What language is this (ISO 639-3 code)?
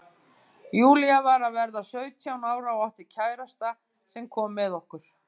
isl